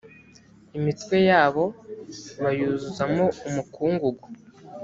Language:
Kinyarwanda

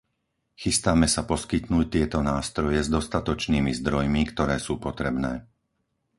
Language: Slovak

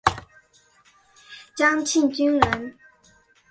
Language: Chinese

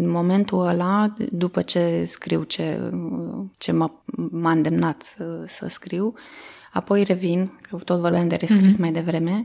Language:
Romanian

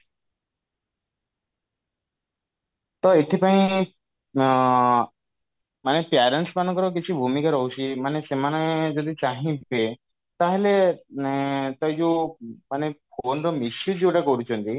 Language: Odia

